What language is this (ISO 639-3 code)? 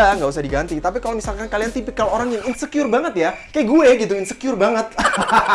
ind